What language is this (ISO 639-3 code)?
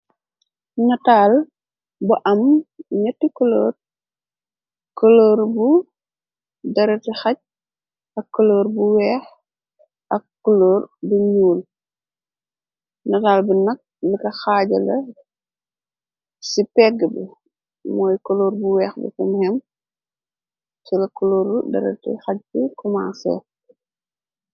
wol